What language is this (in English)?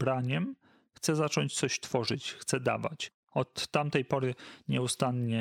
Polish